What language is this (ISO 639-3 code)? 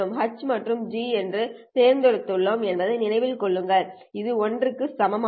tam